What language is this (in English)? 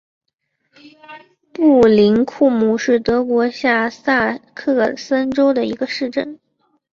Chinese